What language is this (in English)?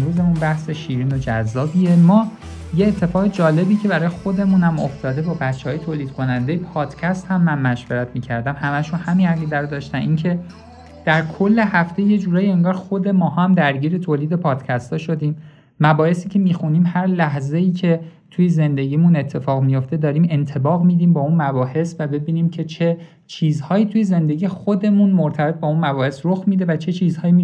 Persian